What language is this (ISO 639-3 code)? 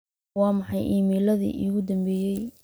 som